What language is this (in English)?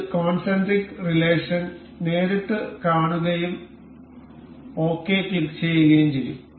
Malayalam